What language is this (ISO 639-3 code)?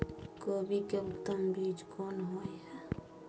mai